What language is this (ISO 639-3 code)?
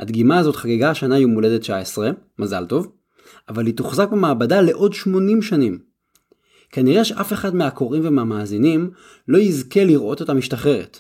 heb